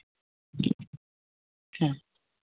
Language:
Santali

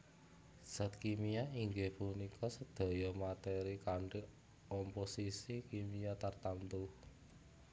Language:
Javanese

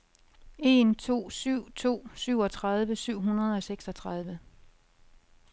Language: Danish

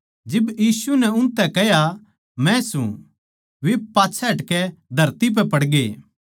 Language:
Haryanvi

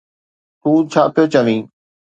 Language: Sindhi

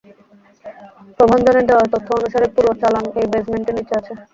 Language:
Bangla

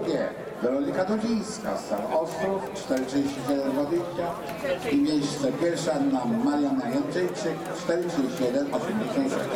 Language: Polish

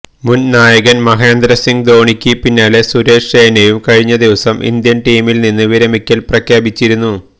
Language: Malayalam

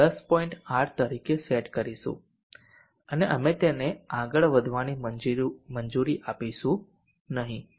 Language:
Gujarati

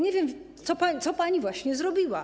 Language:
Polish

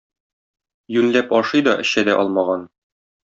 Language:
Tatar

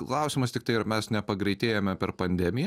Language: Lithuanian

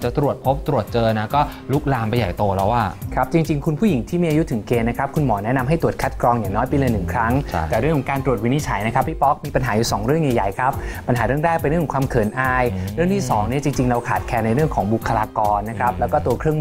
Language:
Thai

